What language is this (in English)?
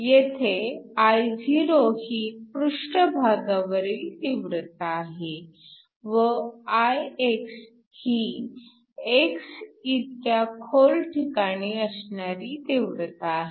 Marathi